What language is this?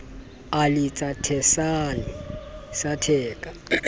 Southern Sotho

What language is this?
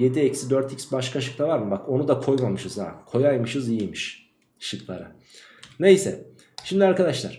Turkish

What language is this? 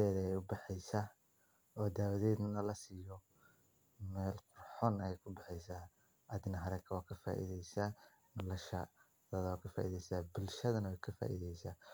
Somali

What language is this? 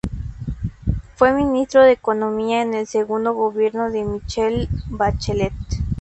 Spanish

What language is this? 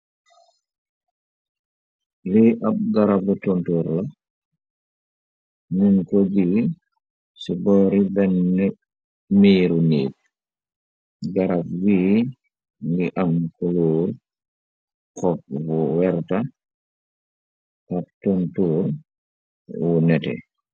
Wolof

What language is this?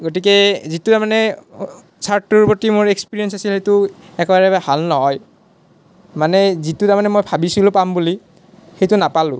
Assamese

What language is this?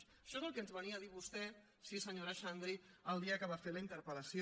Catalan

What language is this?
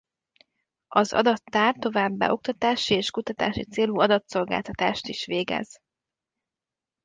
Hungarian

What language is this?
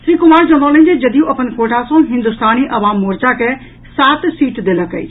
Maithili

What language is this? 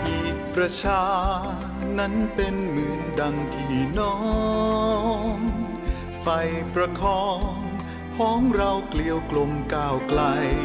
Thai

